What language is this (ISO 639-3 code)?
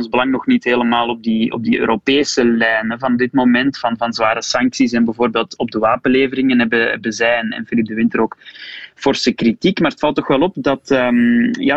nld